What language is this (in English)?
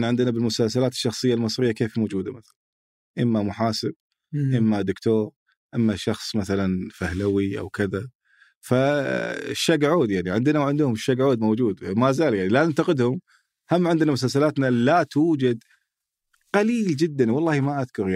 Arabic